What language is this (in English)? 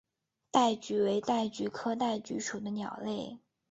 Chinese